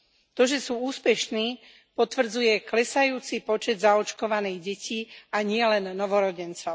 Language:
Slovak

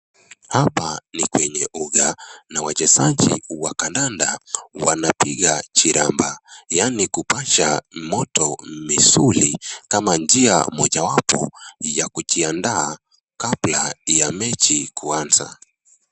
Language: Swahili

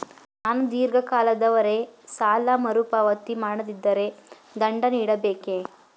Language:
Kannada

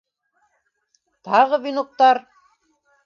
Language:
Bashkir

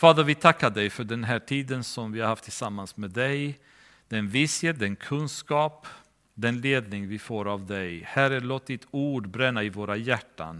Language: Swedish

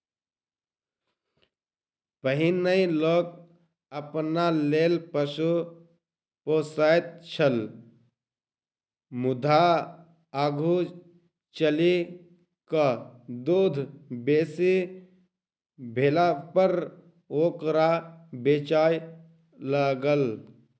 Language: Maithili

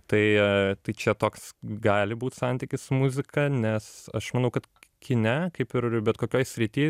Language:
Lithuanian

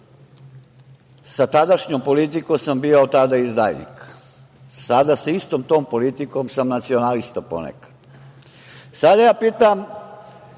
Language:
Serbian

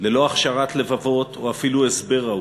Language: Hebrew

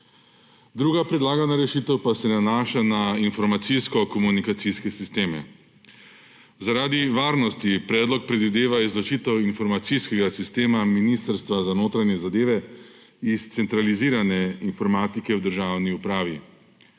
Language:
Slovenian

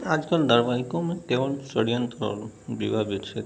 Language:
Hindi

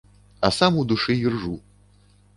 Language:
Belarusian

